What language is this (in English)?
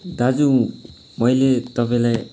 Nepali